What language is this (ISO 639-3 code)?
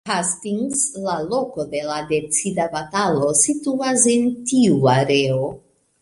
epo